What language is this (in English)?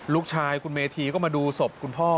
Thai